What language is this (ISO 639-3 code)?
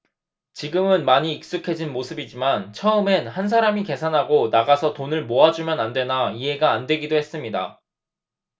kor